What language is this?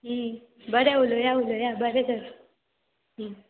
Konkani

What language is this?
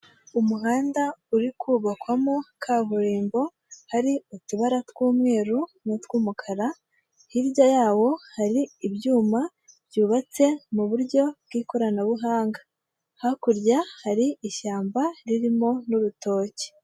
Kinyarwanda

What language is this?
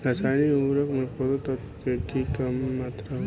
Bhojpuri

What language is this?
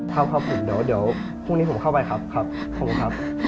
Thai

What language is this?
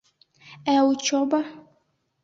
Bashkir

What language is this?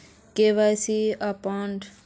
Magahi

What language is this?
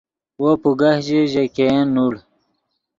Yidgha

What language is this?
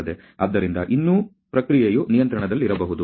Kannada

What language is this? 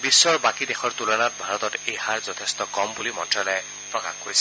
Assamese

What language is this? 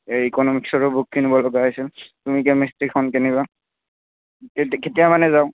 Assamese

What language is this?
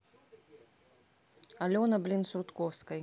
Russian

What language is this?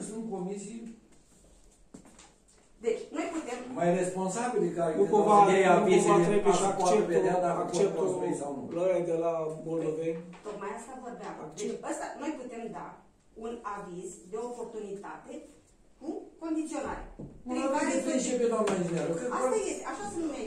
Romanian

